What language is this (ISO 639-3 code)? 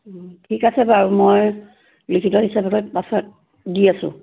asm